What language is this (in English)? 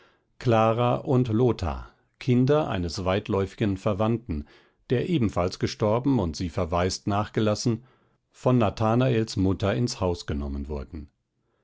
German